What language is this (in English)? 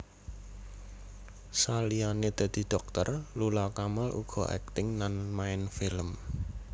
Javanese